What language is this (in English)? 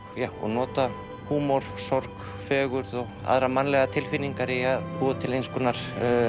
Icelandic